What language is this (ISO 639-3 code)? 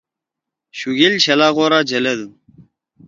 trw